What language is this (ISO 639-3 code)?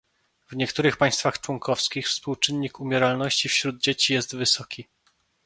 pol